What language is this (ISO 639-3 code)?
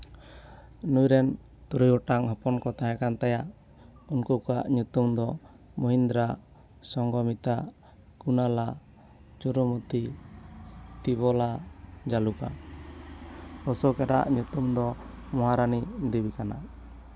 sat